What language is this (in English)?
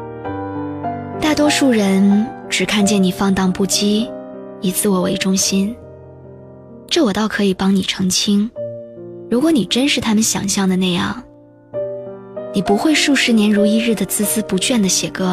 Chinese